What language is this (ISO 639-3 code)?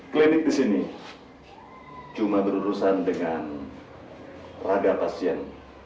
ind